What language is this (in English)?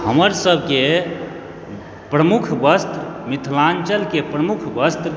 Maithili